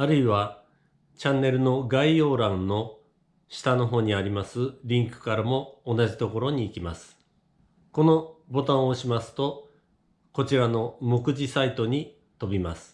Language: Japanese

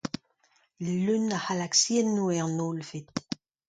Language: Breton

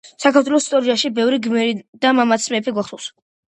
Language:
Georgian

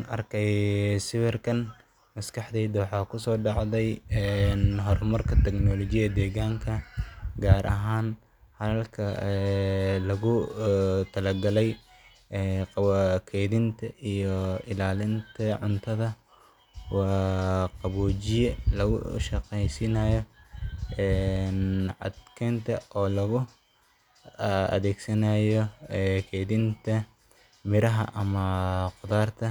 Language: Somali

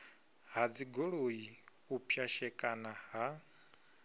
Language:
Venda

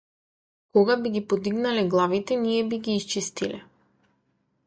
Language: Macedonian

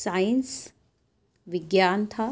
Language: Urdu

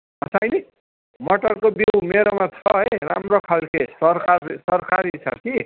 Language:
Nepali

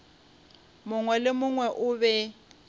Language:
Northern Sotho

